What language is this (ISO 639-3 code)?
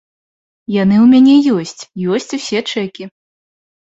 bel